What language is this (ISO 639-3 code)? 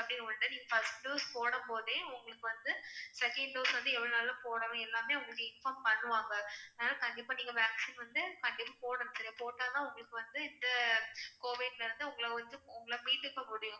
tam